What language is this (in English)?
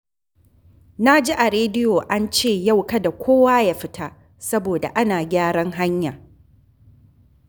Hausa